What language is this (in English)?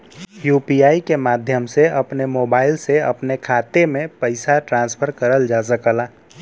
Bhojpuri